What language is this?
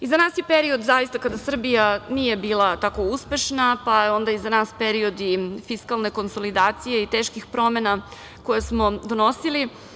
Serbian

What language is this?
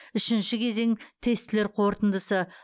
Kazakh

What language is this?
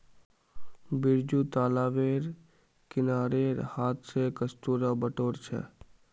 Magahi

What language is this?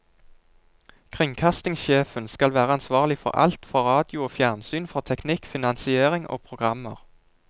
Norwegian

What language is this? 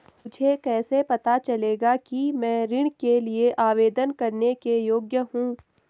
Hindi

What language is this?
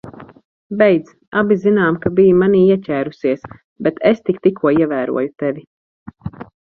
Latvian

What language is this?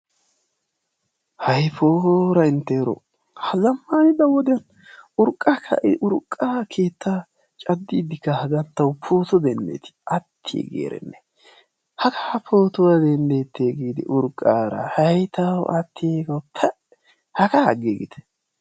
Wolaytta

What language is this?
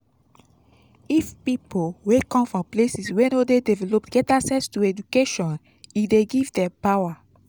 Nigerian Pidgin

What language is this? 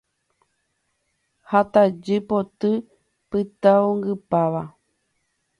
Guarani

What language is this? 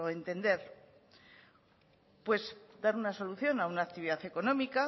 Spanish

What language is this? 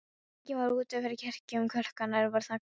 Icelandic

